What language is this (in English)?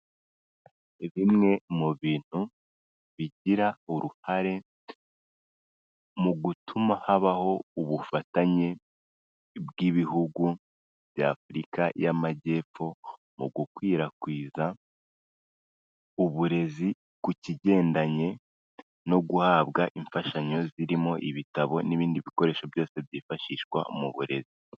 Kinyarwanda